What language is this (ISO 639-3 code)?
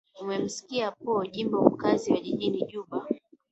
swa